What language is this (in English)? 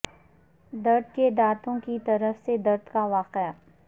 Urdu